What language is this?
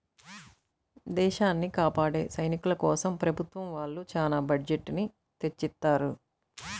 Telugu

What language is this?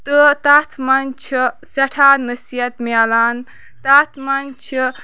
Kashmiri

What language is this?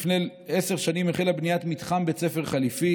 Hebrew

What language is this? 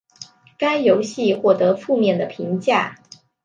Chinese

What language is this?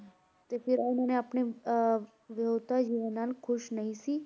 Punjabi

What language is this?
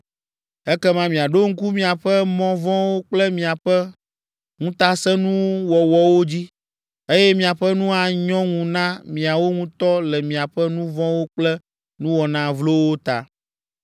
Ewe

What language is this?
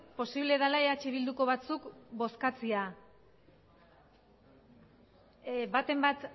Basque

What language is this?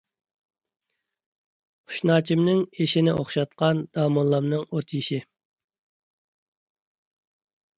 Uyghur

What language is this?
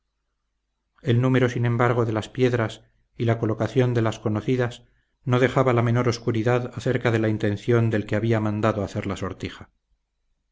Spanish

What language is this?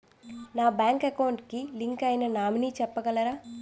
Telugu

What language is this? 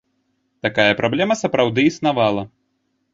Belarusian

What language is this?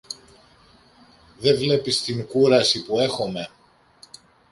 Greek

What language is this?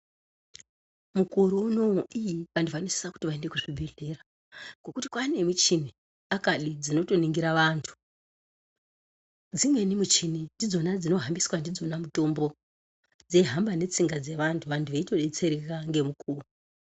Ndau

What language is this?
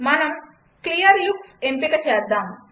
Telugu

